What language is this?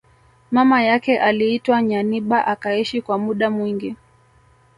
Swahili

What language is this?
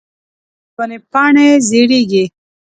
Pashto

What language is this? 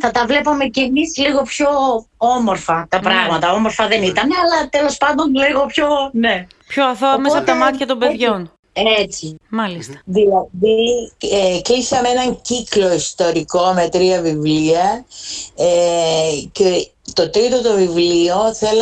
Greek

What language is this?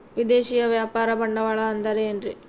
Kannada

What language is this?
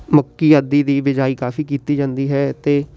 Punjabi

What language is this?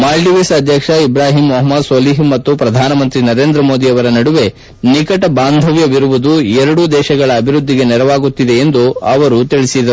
Kannada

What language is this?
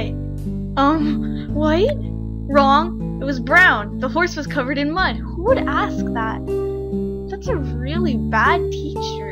English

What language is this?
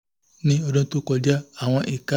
Yoruba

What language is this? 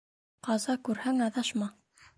Bashkir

